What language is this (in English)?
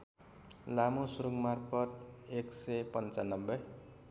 Nepali